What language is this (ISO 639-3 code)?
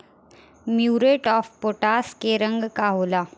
bho